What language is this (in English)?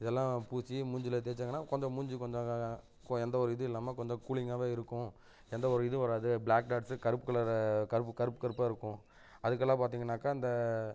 Tamil